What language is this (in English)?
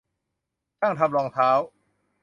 Thai